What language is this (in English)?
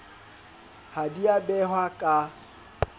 Southern Sotho